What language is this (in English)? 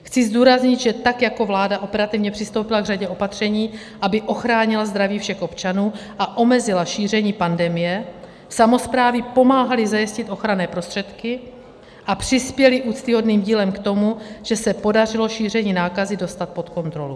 Czech